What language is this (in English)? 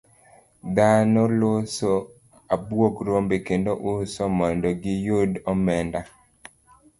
Luo (Kenya and Tanzania)